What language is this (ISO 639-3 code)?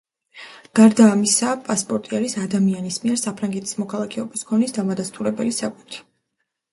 kat